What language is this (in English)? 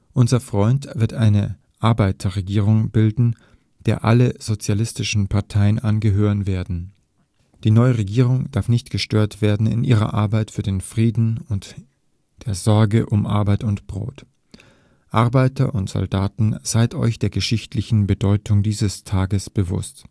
German